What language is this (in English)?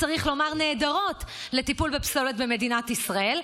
Hebrew